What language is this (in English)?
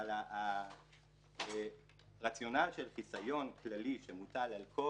Hebrew